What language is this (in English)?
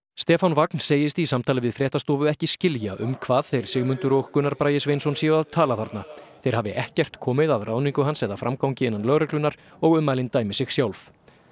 Icelandic